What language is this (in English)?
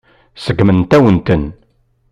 Kabyle